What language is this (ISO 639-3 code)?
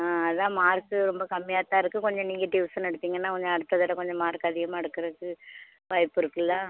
tam